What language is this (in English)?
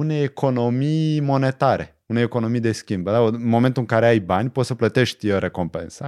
Romanian